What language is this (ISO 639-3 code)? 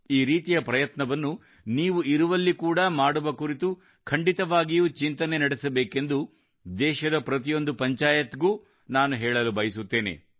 kan